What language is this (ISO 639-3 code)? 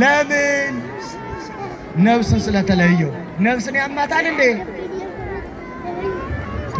ara